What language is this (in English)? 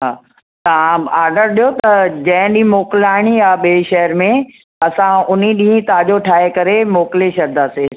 Sindhi